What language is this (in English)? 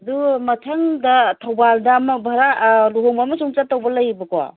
Manipuri